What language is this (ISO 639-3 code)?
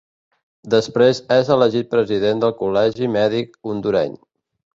cat